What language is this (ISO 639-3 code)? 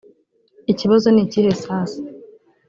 kin